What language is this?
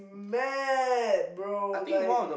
English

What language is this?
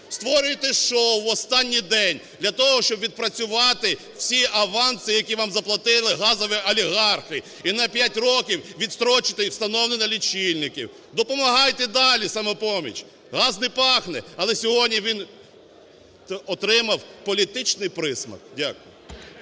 Ukrainian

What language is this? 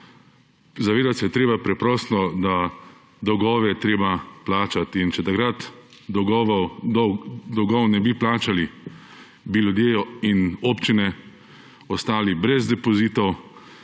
Slovenian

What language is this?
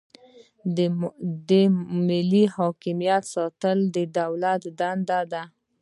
Pashto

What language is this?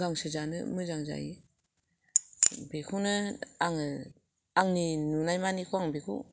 Bodo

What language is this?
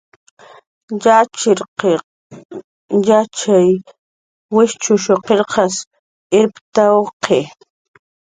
Jaqaru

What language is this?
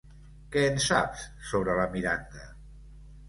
Catalan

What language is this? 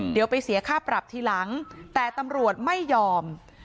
Thai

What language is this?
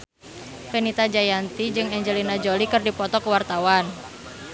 Sundanese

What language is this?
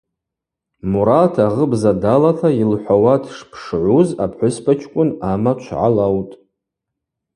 Abaza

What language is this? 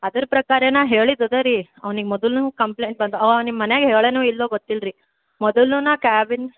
Kannada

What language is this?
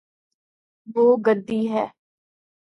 Urdu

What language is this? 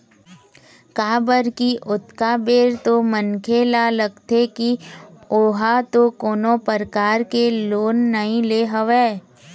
Chhattisgarhi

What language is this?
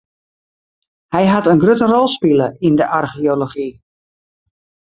Western Frisian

